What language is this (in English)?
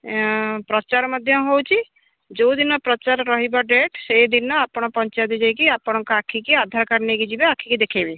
Odia